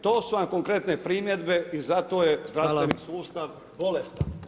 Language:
Croatian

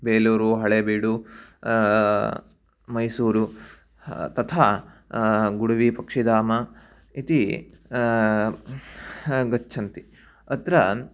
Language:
Sanskrit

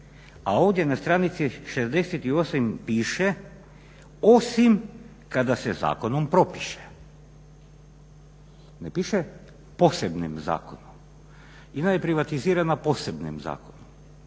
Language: Croatian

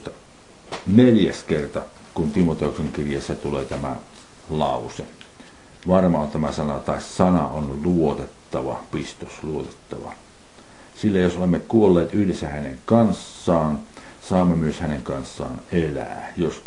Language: Finnish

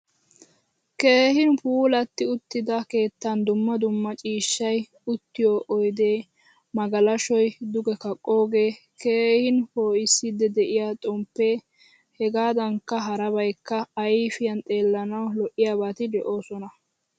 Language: Wolaytta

